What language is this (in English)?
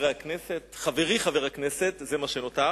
Hebrew